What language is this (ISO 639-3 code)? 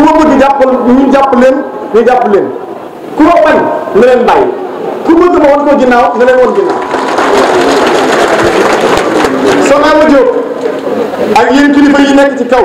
ind